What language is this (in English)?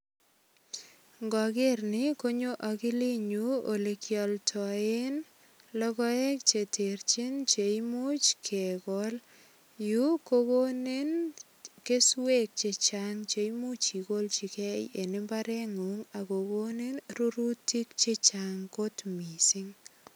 Kalenjin